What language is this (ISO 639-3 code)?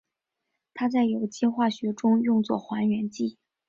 zho